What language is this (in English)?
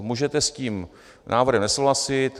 Czech